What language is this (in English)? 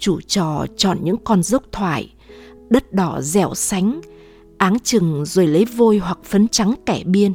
Vietnamese